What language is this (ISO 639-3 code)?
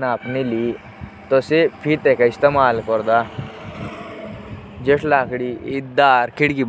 jns